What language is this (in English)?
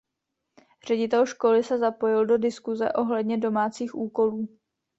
Czech